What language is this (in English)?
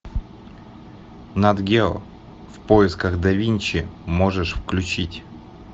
Russian